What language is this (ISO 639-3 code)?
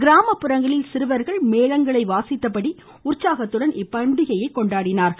tam